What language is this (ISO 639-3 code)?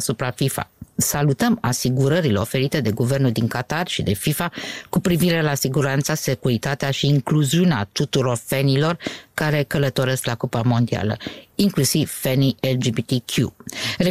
ron